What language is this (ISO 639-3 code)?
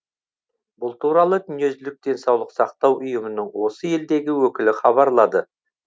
kaz